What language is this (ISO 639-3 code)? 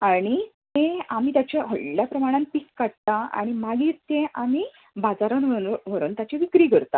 kok